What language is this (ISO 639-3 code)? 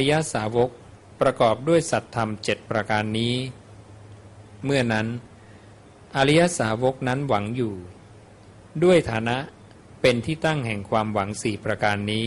tha